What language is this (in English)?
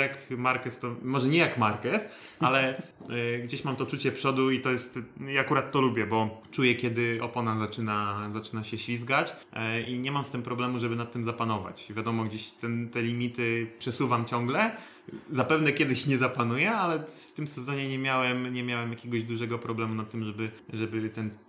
Polish